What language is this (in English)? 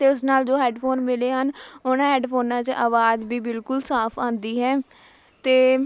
Punjabi